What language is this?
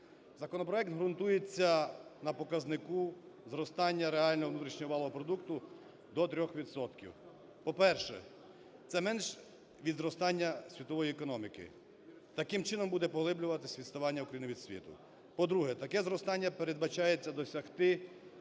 Ukrainian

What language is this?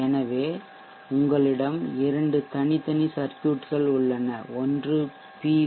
Tamil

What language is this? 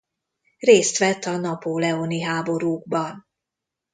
Hungarian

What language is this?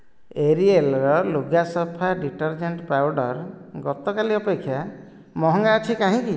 Odia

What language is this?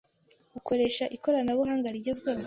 Kinyarwanda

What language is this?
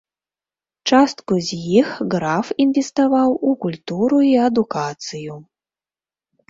Belarusian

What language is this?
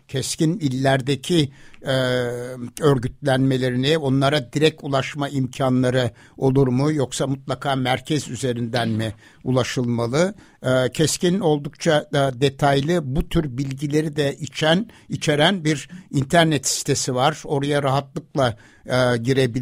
Turkish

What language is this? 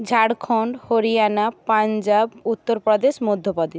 Bangla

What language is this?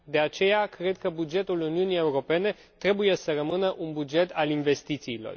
Romanian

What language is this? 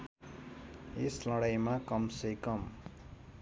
Nepali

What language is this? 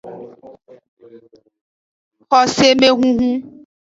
Aja (Benin)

